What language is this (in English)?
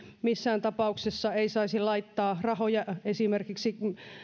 Finnish